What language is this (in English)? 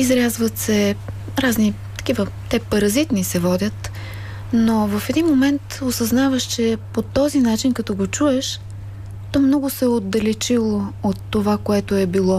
Bulgarian